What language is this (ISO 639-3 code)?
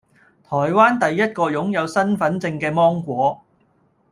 yue